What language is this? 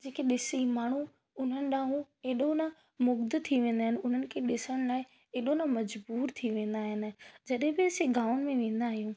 Sindhi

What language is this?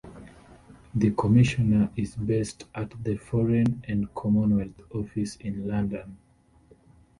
English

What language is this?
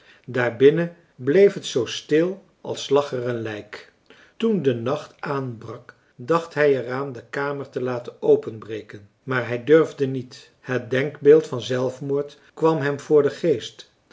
Dutch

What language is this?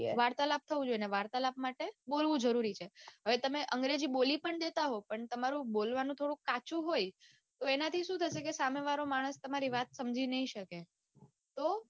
Gujarati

